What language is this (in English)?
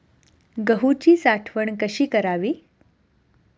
Marathi